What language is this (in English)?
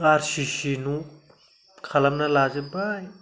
Bodo